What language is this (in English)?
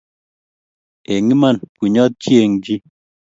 Kalenjin